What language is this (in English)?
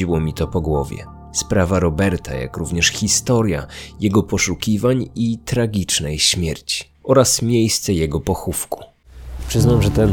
Polish